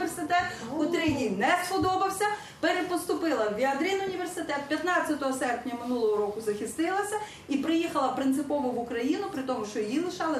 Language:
Ukrainian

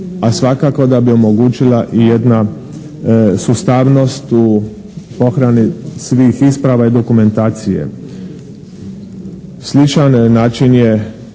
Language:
Croatian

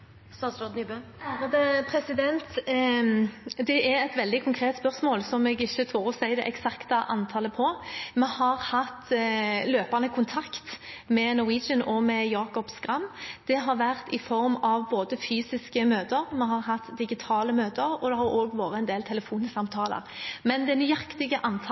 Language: Norwegian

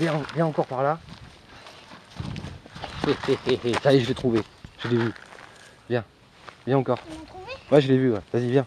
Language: French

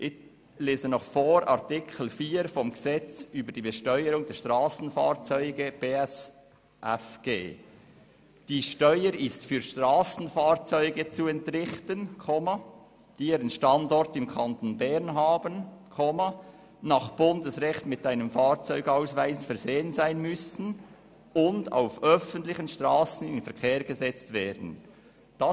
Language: Swiss German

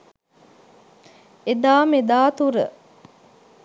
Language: Sinhala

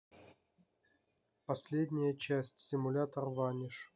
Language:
Russian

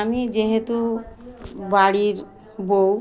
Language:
Bangla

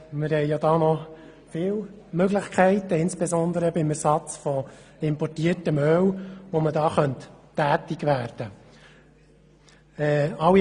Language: Swiss German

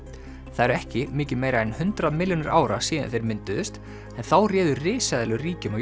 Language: Icelandic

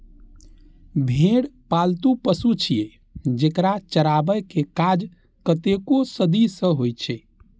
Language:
Maithili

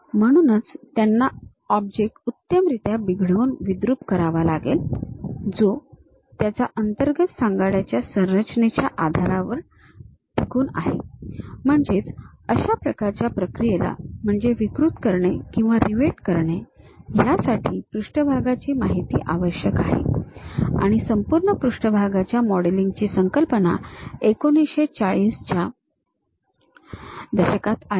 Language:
Marathi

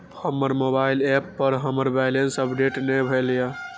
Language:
Maithili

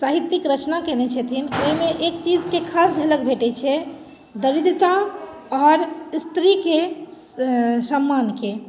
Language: Maithili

